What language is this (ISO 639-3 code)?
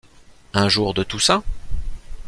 fra